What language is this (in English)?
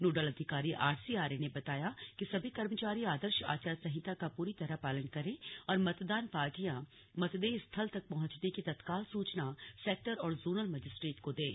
Hindi